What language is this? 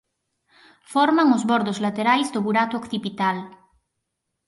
Galician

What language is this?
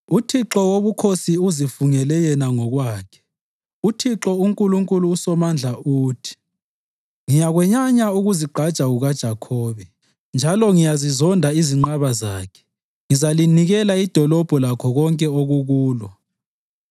North Ndebele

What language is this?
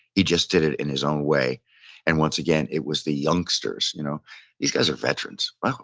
English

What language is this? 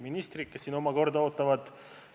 Estonian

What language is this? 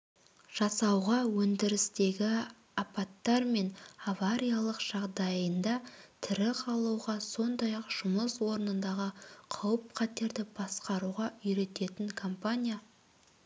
Kazakh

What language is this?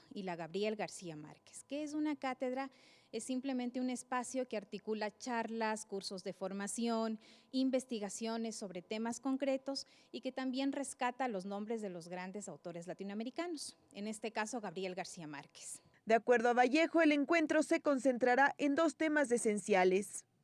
Spanish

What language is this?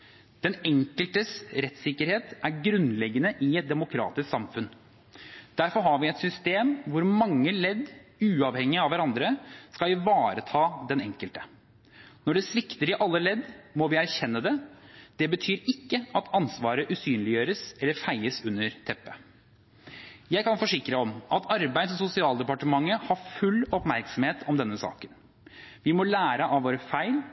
Norwegian Bokmål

